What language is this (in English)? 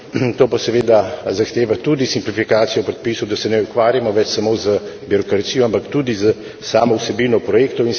Slovenian